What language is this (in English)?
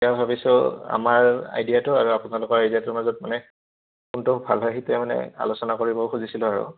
Assamese